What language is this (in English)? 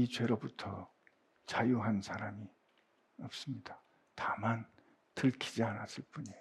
Korean